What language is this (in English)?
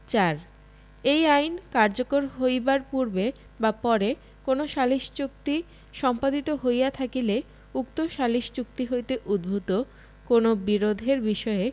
Bangla